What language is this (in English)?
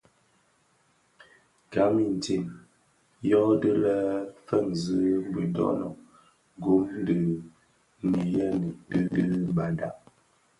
Bafia